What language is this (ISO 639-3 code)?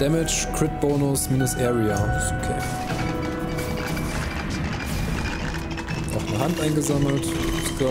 deu